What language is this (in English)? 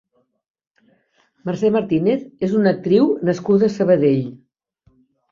Catalan